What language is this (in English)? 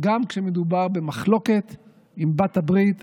Hebrew